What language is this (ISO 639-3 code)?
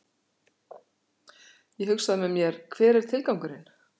isl